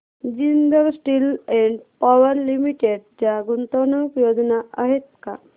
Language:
Marathi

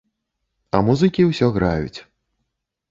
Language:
Belarusian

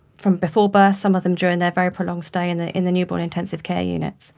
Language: English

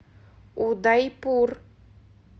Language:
Russian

